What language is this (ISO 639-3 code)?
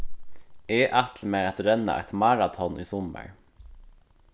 fao